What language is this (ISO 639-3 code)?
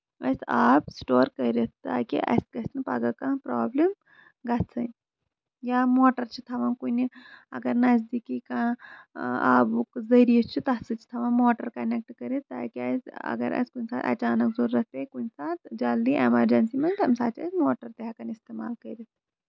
kas